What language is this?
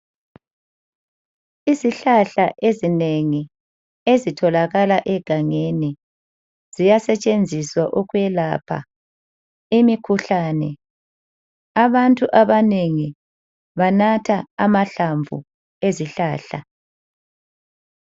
North Ndebele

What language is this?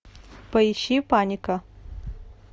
Russian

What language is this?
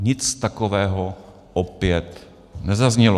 Czech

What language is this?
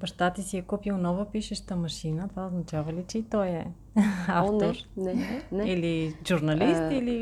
Bulgarian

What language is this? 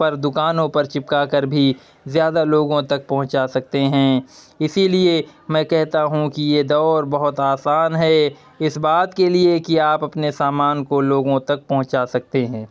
Urdu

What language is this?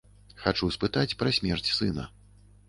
Belarusian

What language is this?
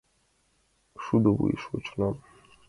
Mari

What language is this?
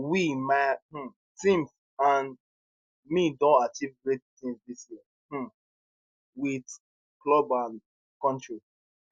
Nigerian Pidgin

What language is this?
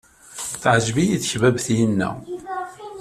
Kabyle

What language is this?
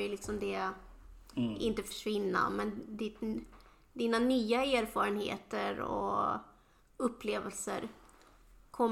Swedish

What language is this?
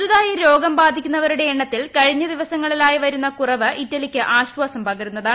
Malayalam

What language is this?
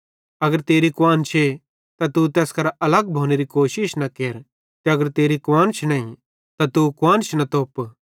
Bhadrawahi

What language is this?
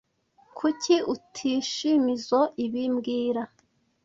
Kinyarwanda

